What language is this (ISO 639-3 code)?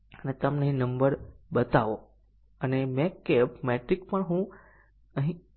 guj